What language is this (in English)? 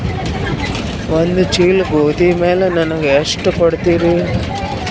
Kannada